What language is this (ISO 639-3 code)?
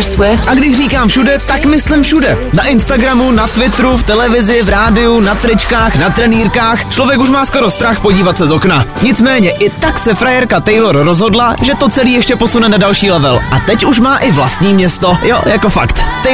ces